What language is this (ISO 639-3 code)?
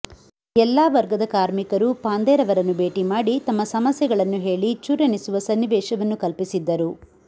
kan